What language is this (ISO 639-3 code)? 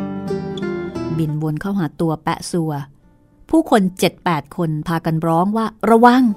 tha